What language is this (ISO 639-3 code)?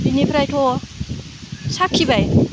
brx